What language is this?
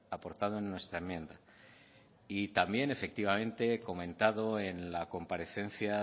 Spanish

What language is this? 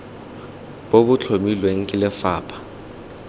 Tswana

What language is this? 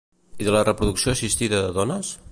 Catalan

